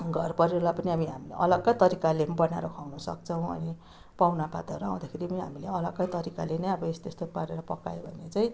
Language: Nepali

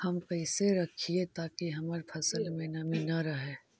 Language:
Magahi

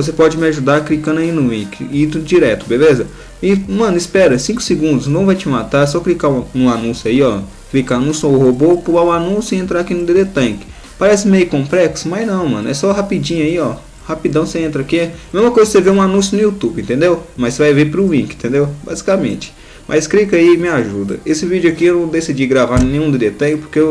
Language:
Portuguese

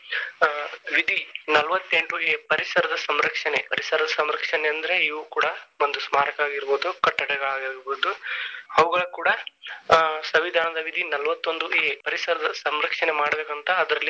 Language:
Kannada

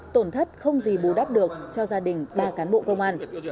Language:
Vietnamese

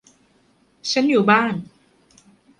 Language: Thai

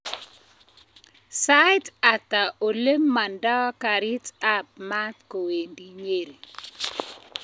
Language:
Kalenjin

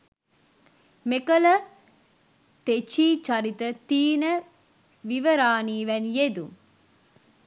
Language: Sinhala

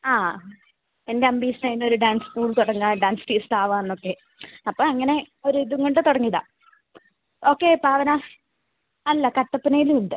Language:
Malayalam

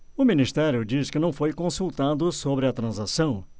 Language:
Portuguese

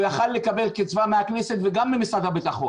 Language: Hebrew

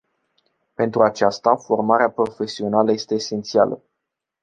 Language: Romanian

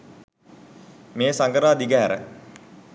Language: Sinhala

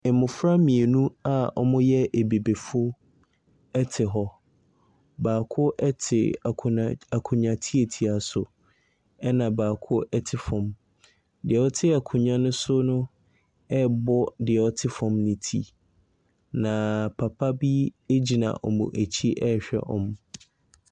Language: Akan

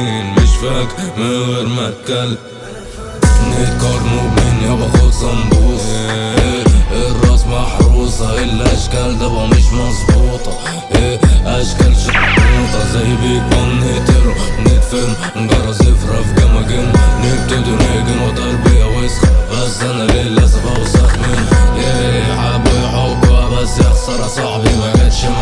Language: Arabic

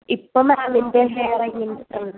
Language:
Malayalam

